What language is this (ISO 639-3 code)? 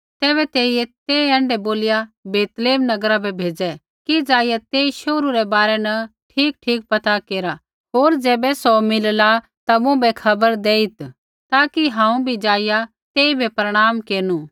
kfx